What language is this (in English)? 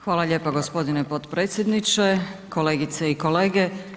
Croatian